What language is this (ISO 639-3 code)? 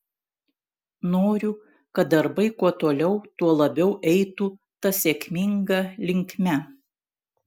lit